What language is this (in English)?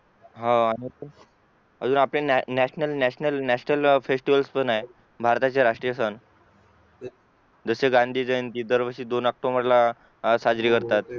Marathi